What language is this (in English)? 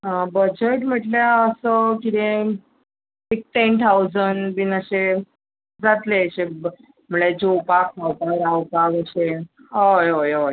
Konkani